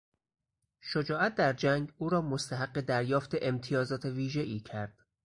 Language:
Persian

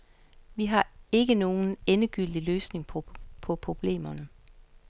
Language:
Danish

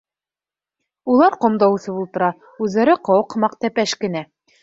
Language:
Bashkir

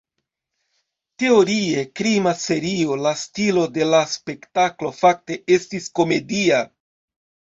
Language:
Esperanto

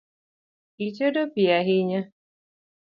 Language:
Luo (Kenya and Tanzania)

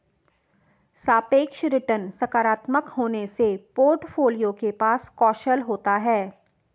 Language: Hindi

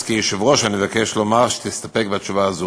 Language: Hebrew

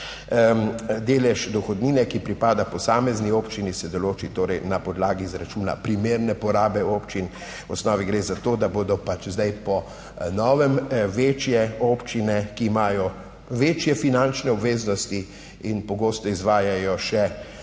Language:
Slovenian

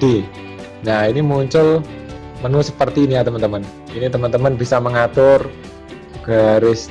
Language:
Indonesian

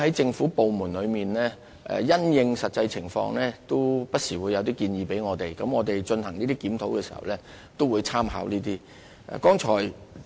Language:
Cantonese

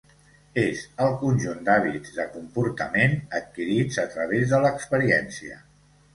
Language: Catalan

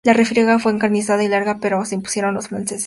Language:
Spanish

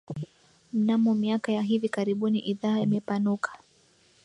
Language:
Swahili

